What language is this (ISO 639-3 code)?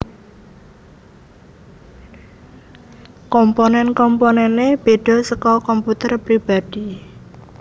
jav